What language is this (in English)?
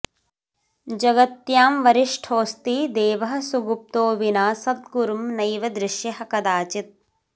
Sanskrit